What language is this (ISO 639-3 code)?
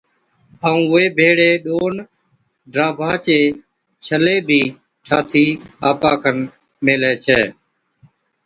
odk